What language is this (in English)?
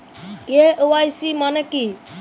Bangla